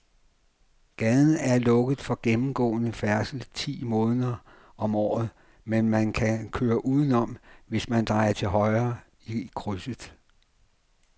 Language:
Danish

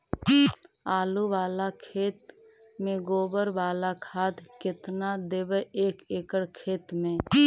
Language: Magahi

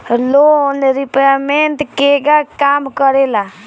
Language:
Bhojpuri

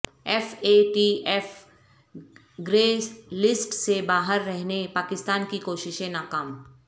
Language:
Urdu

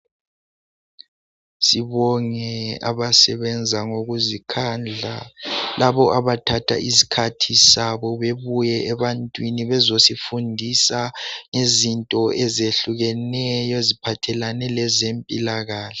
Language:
North Ndebele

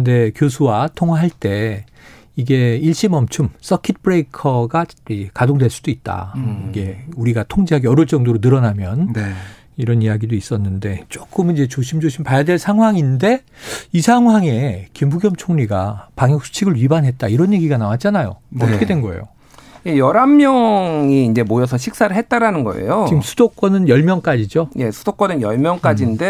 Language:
Korean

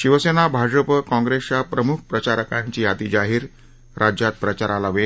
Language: Marathi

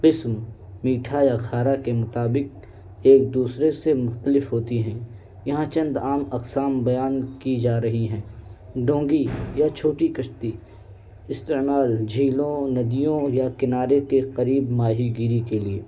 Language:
Urdu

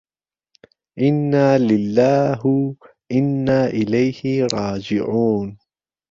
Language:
Central Kurdish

